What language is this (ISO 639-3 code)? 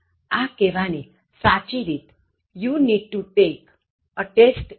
guj